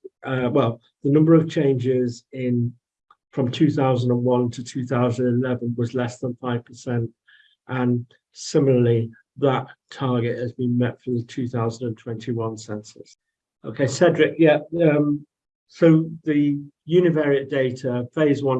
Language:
English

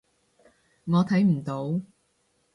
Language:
Cantonese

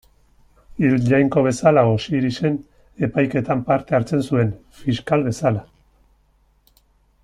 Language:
Basque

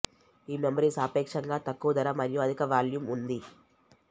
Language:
Telugu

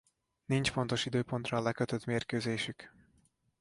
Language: Hungarian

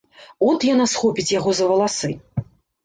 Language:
Belarusian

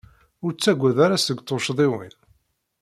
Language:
Kabyle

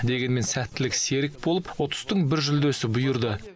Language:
Kazakh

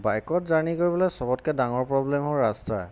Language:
Assamese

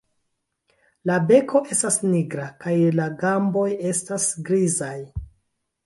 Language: Esperanto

